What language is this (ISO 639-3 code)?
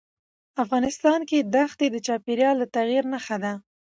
pus